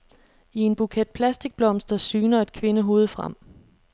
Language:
Danish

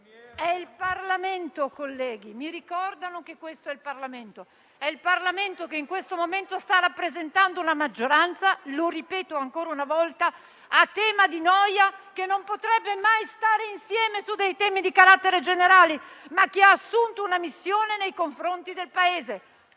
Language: Italian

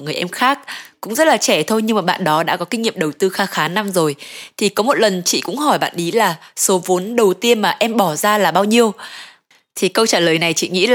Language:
Vietnamese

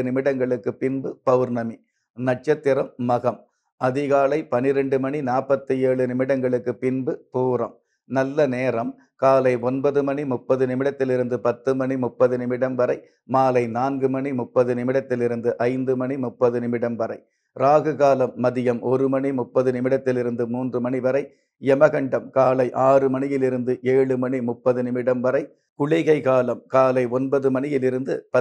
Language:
Turkish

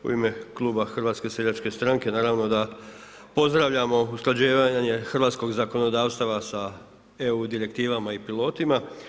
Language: Croatian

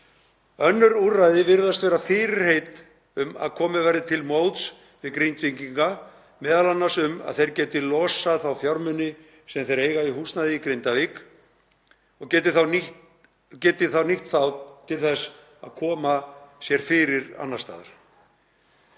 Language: Icelandic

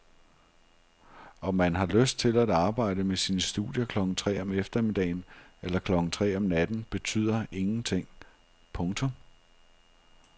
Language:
Danish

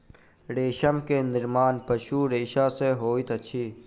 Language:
Maithili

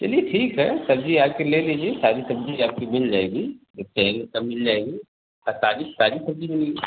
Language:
Hindi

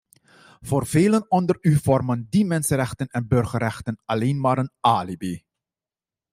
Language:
Dutch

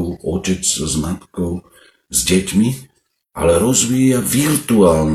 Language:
Slovak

